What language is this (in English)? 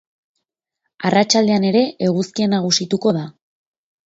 Basque